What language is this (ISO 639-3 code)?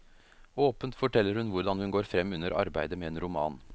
nor